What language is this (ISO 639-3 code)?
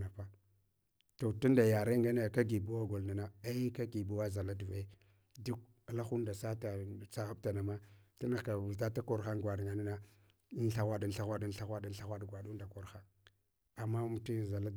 hwo